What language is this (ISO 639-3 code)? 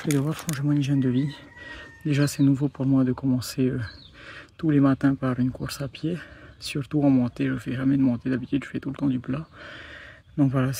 fra